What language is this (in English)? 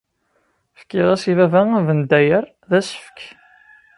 Kabyle